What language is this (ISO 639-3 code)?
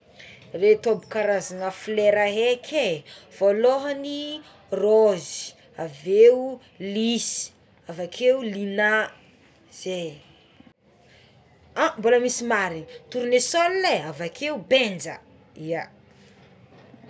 xmw